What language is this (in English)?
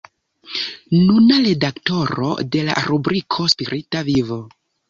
Esperanto